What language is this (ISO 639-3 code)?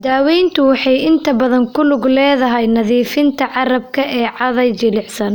som